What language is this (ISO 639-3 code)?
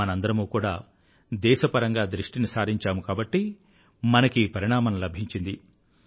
tel